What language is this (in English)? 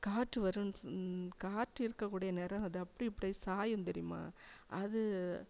Tamil